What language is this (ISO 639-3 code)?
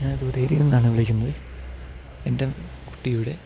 mal